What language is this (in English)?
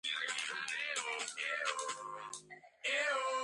Georgian